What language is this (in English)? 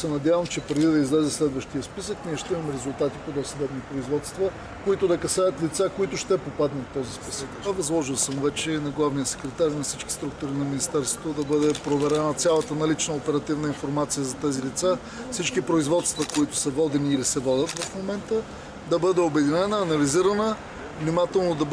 Bulgarian